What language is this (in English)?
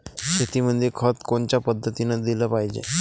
Marathi